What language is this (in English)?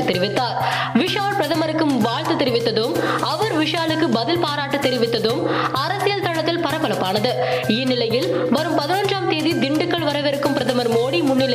Tamil